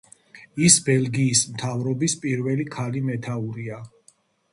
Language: Georgian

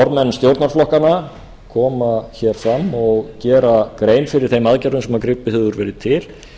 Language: Icelandic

